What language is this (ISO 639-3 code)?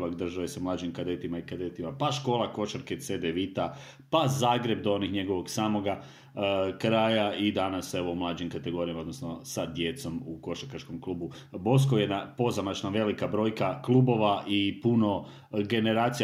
hrv